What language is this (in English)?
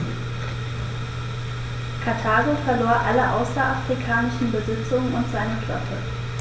German